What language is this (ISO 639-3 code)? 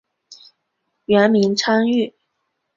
zho